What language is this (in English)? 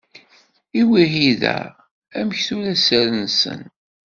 Kabyle